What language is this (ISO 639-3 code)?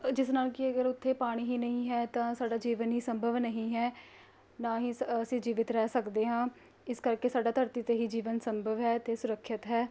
pan